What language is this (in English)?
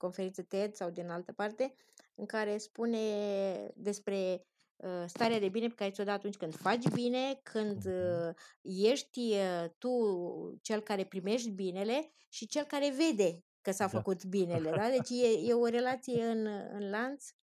Romanian